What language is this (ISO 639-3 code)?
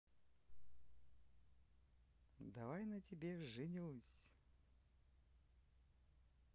rus